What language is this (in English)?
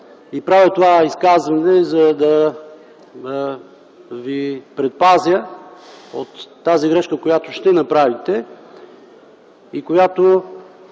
Bulgarian